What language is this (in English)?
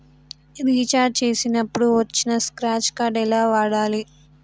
Telugu